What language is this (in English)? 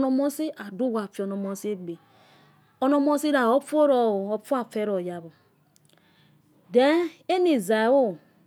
Yekhee